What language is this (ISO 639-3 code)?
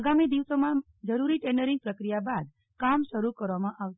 guj